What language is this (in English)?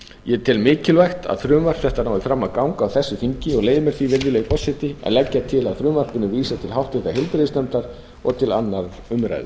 Icelandic